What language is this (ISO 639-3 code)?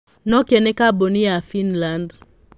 kik